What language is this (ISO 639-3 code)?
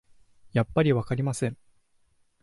jpn